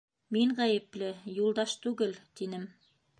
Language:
Bashkir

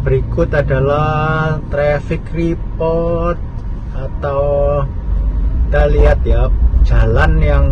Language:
Indonesian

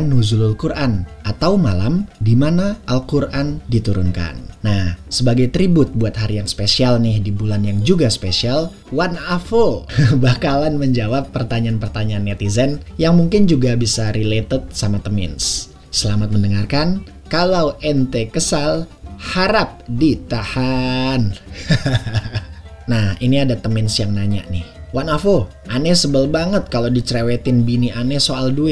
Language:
Indonesian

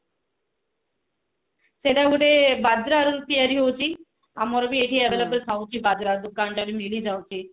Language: Odia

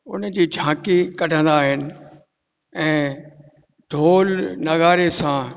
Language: Sindhi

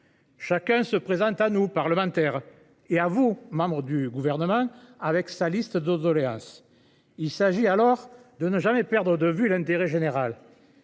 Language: French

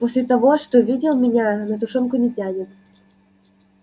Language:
Russian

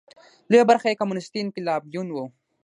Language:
Pashto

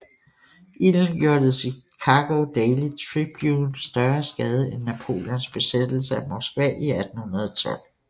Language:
Danish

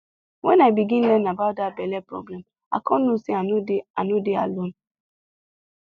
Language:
Nigerian Pidgin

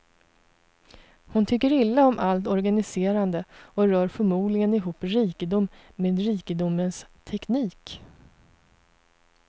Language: Swedish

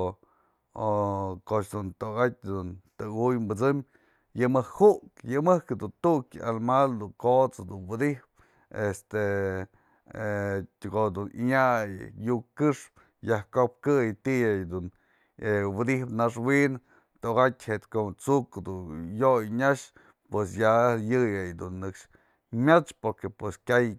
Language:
Mazatlán Mixe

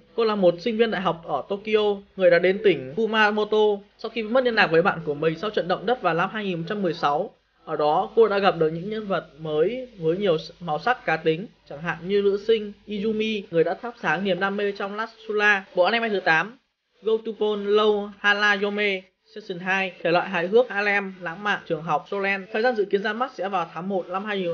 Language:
Vietnamese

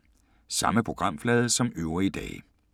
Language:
Danish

